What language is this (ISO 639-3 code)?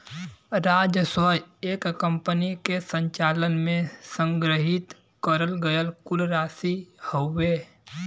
bho